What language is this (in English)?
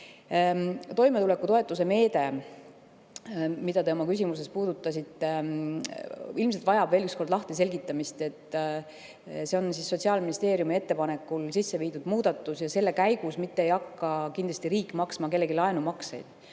Estonian